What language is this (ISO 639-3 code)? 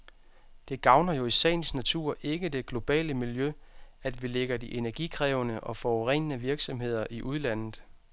dan